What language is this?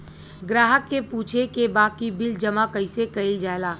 Bhojpuri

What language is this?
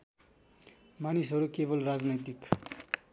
Nepali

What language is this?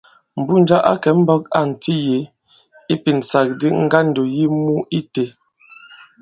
Bankon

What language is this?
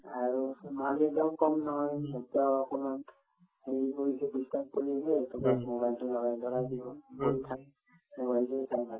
Assamese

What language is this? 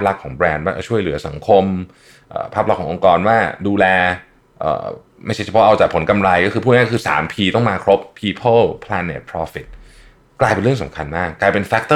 Thai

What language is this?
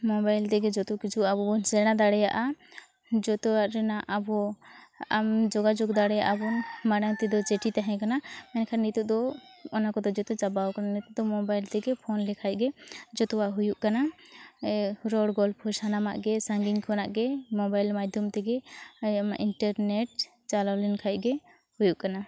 Santali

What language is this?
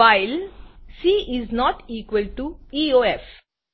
Gujarati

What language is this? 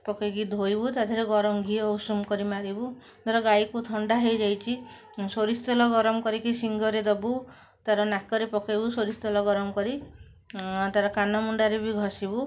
Odia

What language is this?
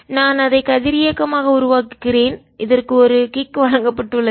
Tamil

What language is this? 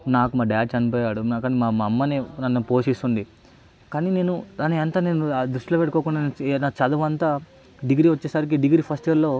Telugu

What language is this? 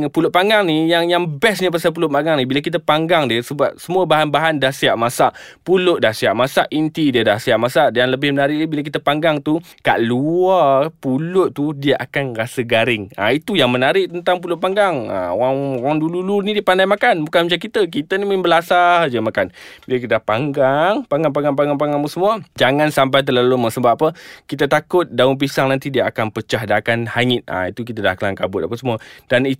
Malay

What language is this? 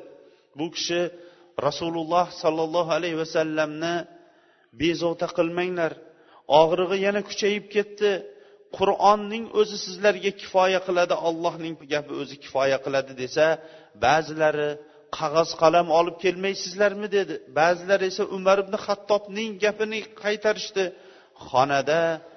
Bulgarian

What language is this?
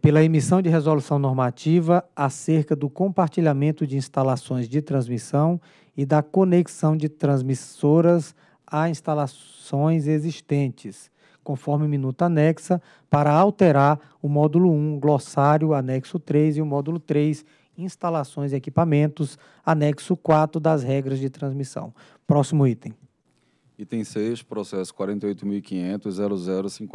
Portuguese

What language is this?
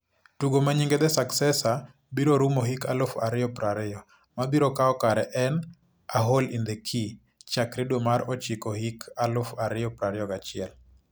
Luo (Kenya and Tanzania)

